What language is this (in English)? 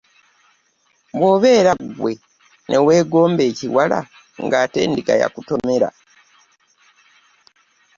Ganda